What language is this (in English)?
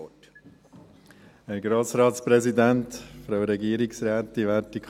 Swiss German